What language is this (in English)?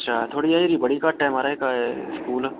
Dogri